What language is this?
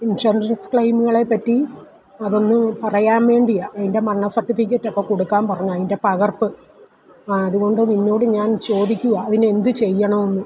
Malayalam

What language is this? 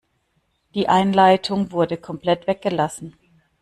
German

